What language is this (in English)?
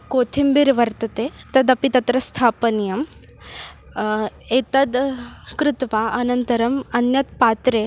Sanskrit